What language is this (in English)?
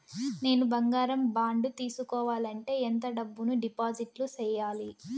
Telugu